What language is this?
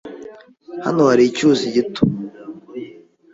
Kinyarwanda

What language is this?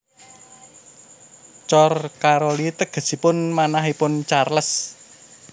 Javanese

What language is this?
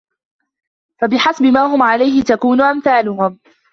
Arabic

